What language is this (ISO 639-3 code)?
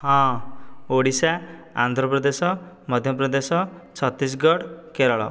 ori